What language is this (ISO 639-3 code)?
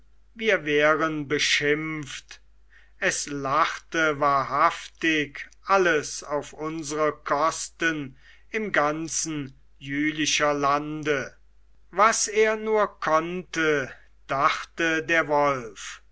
deu